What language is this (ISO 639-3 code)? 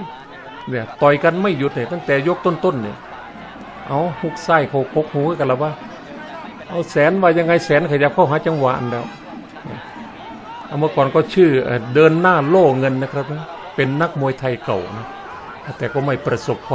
tha